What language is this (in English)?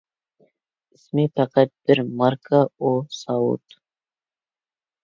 Uyghur